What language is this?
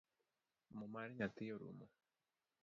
Luo (Kenya and Tanzania)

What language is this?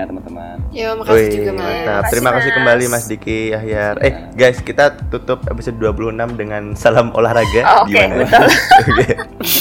Indonesian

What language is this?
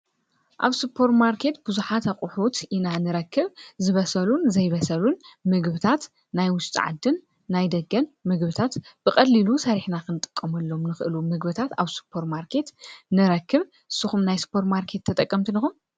Tigrinya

